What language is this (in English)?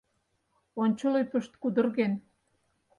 Mari